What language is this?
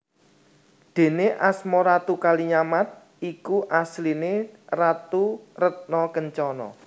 Javanese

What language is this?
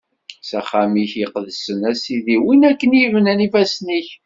Kabyle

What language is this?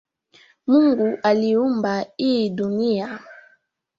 Swahili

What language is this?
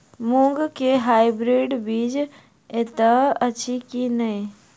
Maithili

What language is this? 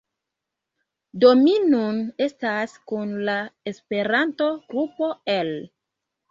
Esperanto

